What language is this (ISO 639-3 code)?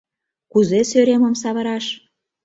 chm